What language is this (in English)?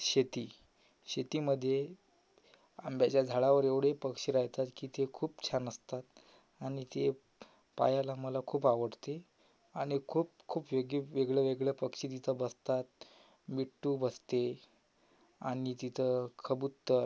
Marathi